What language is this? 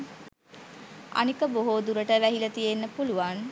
Sinhala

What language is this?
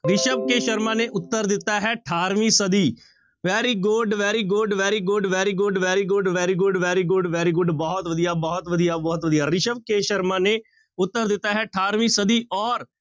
Punjabi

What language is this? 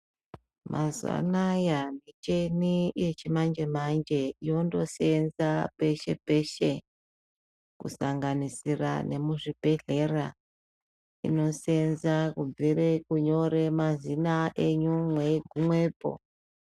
Ndau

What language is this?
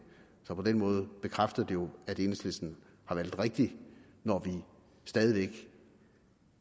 Danish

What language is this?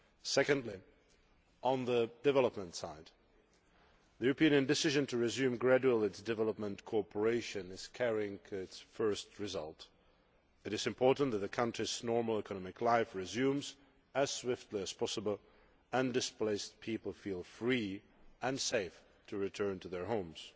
English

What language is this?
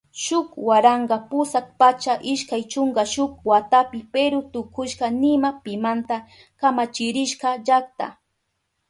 Southern Pastaza Quechua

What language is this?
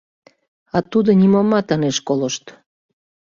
Mari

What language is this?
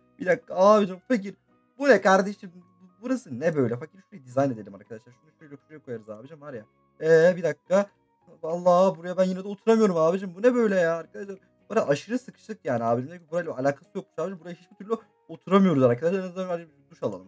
Turkish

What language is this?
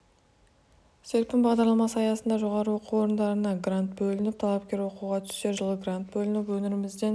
Kazakh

